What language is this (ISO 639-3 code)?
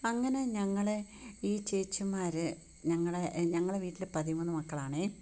mal